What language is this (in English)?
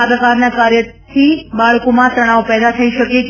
Gujarati